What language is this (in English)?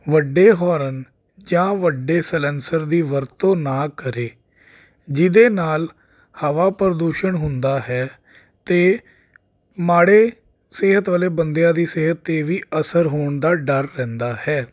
Punjabi